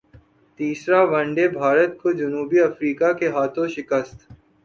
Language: Urdu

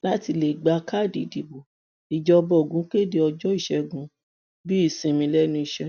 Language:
Yoruba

